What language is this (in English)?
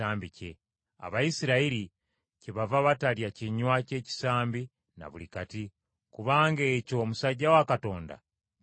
Ganda